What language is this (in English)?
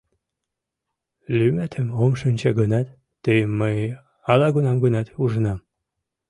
Mari